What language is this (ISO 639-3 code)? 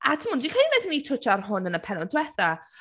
cym